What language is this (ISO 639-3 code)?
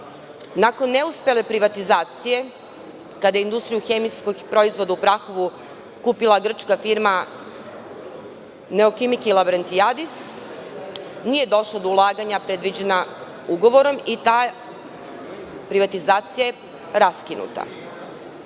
srp